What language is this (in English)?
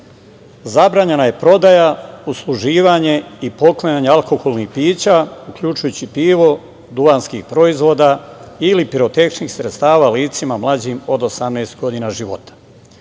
Serbian